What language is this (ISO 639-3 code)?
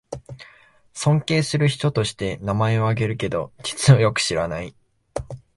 jpn